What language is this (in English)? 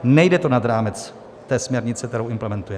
Czech